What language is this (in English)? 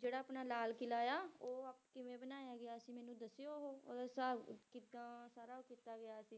Punjabi